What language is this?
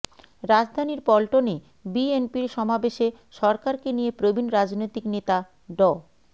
Bangla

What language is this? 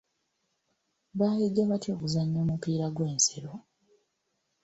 Ganda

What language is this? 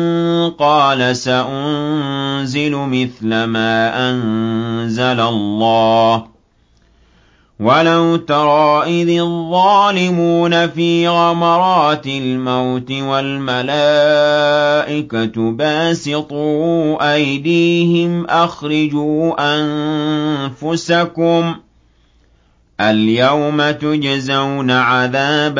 Arabic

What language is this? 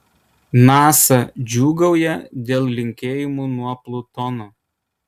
Lithuanian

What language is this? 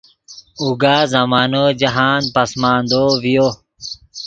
Yidgha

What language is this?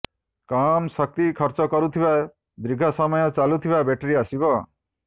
Odia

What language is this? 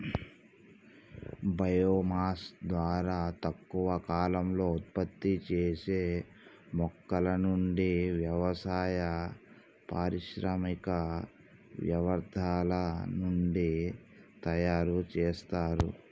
Telugu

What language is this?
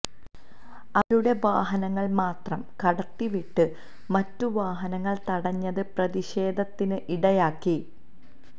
Malayalam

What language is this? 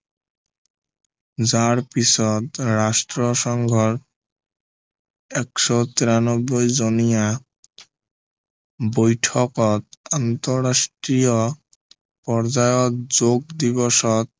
Assamese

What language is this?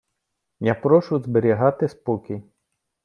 Ukrainian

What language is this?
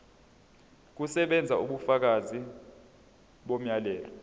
Zulu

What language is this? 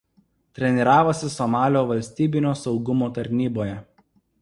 Lithuanian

